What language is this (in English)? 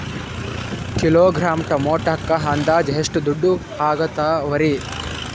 Kannada